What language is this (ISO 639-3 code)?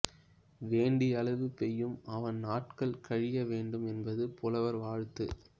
tam